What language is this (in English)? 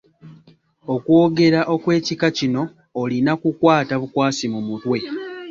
Ganda